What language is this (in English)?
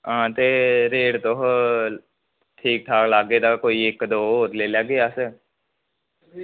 Dogri